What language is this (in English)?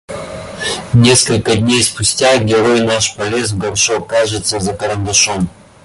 Russian